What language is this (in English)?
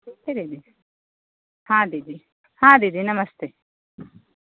Hindi